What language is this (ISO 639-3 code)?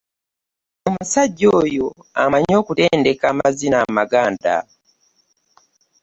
lug